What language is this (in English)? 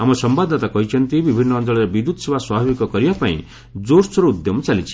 Odia